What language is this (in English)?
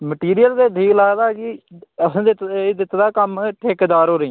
Dogri